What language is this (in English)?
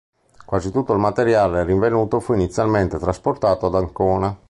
Italian